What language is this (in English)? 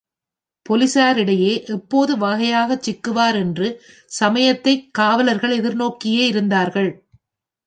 Tamil